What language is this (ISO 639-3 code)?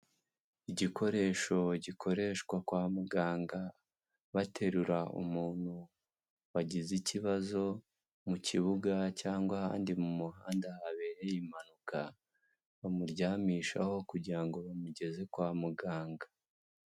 kin